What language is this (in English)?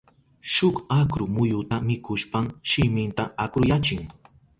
Southern Pastaza Quechua